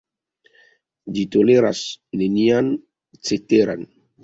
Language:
Esperanto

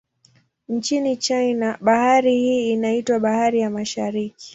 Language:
Swahili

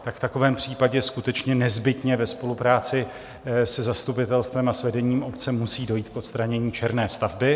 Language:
Czech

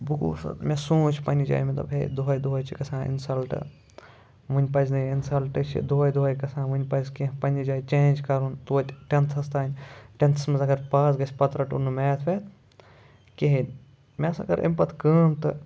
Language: Kashmiri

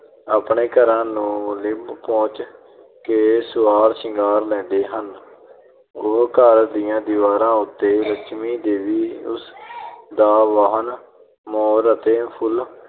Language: Punjabi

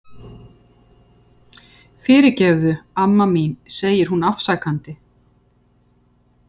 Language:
Icelandic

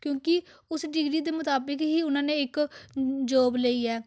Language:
Punjabi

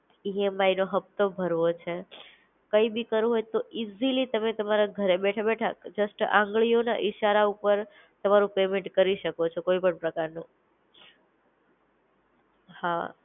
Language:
Gujarati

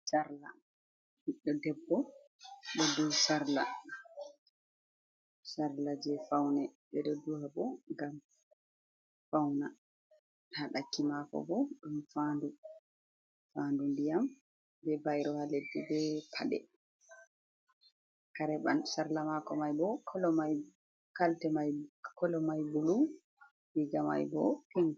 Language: Fula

